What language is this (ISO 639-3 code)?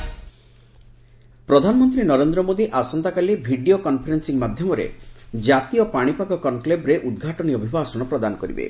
ori